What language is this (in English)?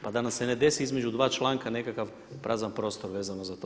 Croatian